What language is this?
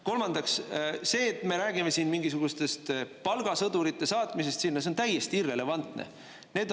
Estonian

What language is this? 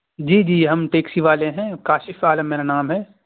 Urdu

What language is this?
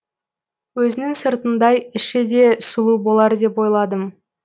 Kazakh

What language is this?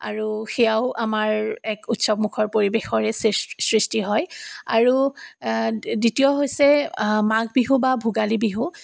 Assamese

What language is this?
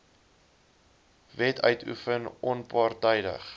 Afrikaans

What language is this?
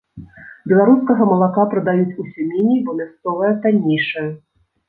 Belarusian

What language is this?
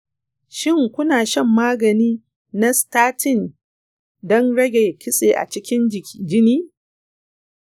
Hausa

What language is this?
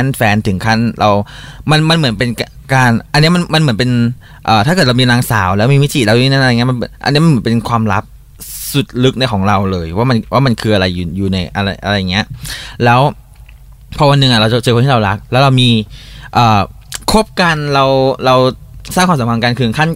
Thai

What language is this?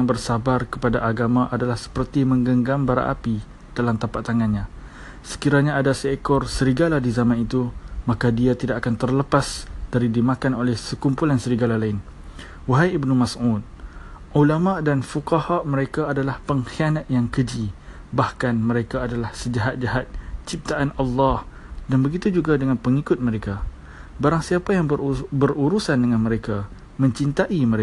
Malay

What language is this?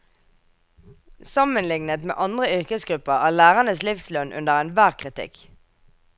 Norwegian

